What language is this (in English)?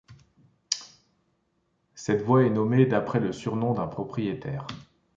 French